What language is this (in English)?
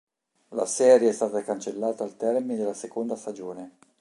Italian